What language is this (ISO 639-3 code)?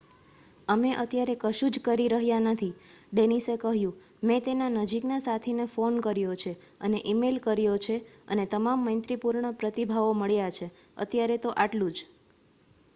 guj